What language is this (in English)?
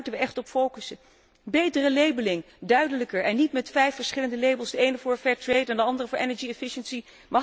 Dutch